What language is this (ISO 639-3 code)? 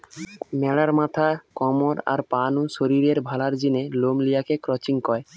ben